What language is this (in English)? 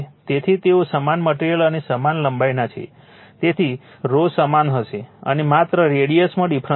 Gujarati